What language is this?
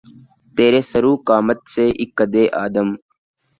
Urdu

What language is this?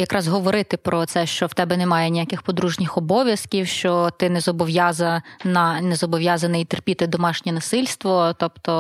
Ukrainian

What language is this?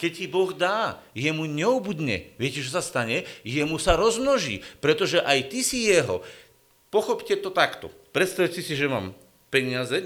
Slovak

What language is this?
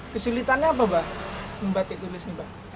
Indonesian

